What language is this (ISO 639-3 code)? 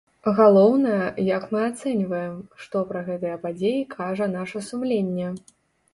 bel